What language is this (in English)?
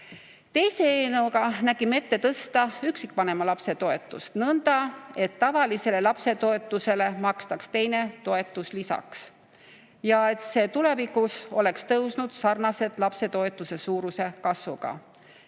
Estonian